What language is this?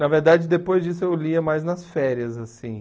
Portuguese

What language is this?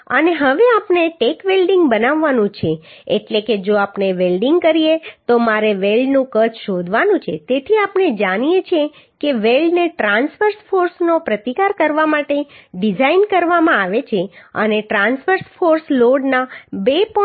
Gujarati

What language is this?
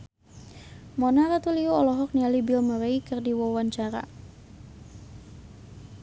Sundanese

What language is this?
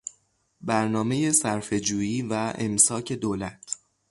Persian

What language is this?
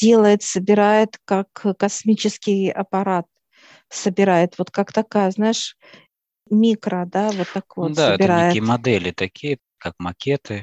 Russian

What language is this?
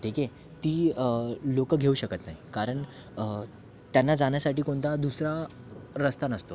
Marathi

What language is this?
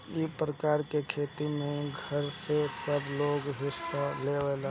Bhojpuri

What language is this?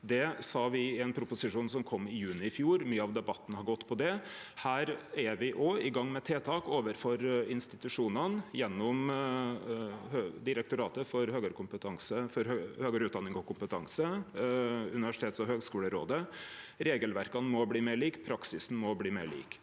Norwegian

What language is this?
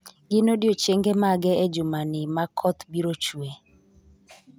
Luo (Kenya and Tanzania)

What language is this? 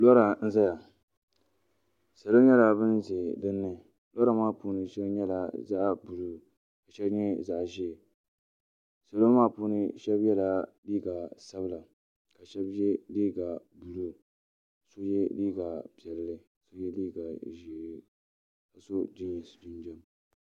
Dagbani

